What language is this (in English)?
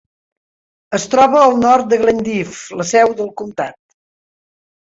Catalan